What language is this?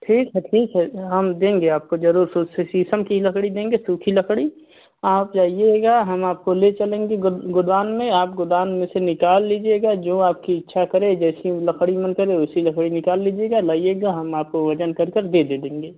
Hindi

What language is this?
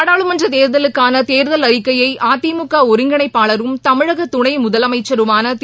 Tamil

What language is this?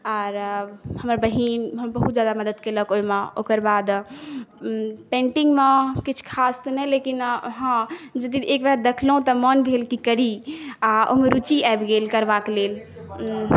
Maithili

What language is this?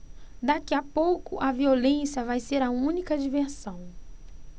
Portuguese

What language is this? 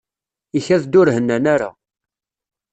Kabyle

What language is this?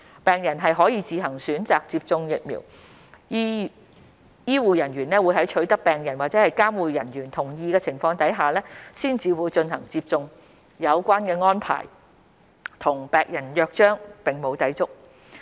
Cantonese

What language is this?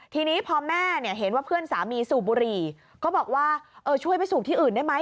Thai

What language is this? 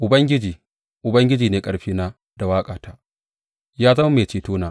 Hausa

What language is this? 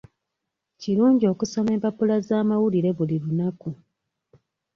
Ganda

